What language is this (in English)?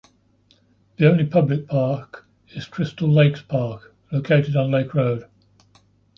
English